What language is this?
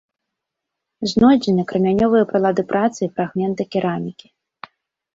Belarusian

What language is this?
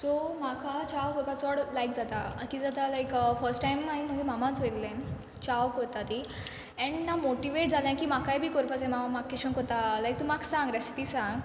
Konkani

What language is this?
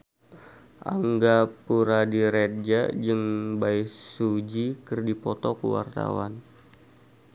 Sundanese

